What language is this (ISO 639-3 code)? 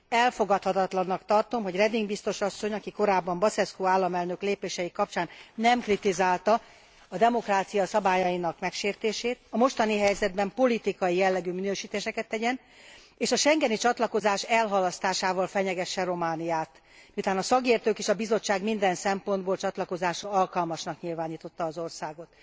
hun